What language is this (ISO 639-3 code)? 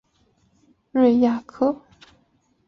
zho